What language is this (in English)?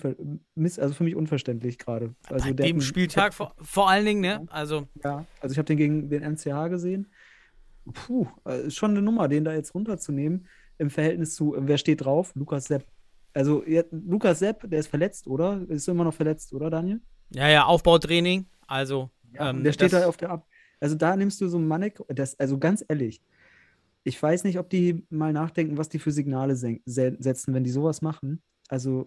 German